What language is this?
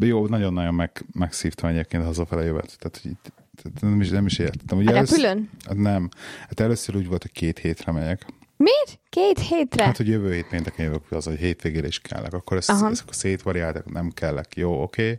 Hungarian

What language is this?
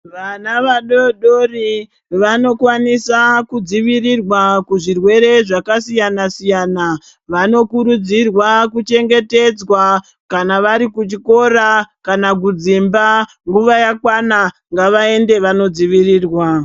Ndau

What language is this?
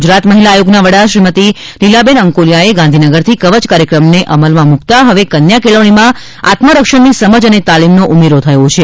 Gujarati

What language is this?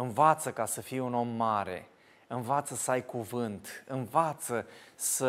Romanian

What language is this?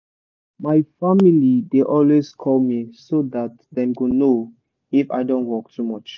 Nigerian Pidgin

